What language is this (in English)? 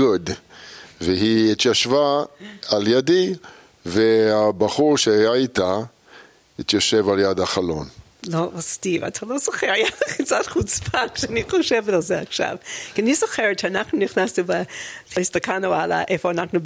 Hebrew